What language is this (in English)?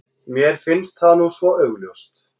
Icelandic